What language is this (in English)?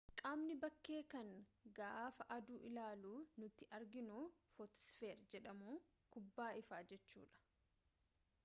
Oromo